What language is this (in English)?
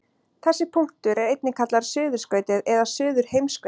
Icelandic